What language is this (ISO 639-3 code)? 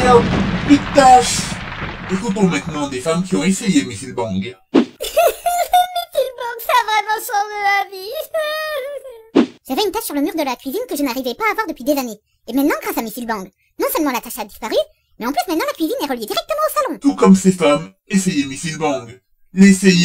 fra